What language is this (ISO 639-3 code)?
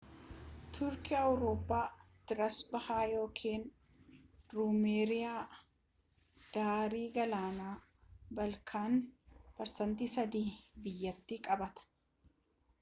orm